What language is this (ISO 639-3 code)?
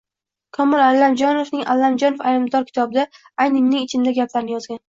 uzb